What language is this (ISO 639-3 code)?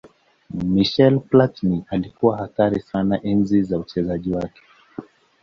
swa